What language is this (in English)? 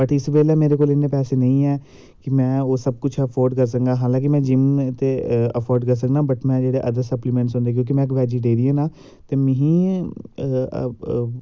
Dogri